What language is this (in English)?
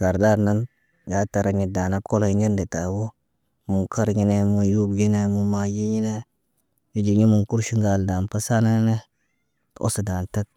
Naba